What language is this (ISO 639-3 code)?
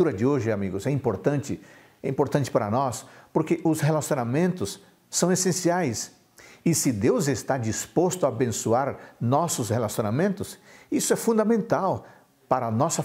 por